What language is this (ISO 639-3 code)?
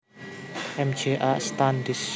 jav